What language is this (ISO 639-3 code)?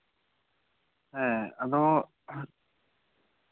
sat